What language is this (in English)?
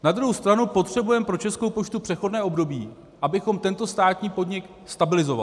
Czech